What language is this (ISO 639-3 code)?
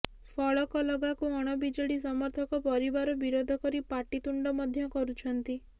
ori